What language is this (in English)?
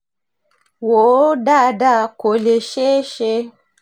Yoruba